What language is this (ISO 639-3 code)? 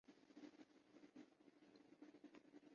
urd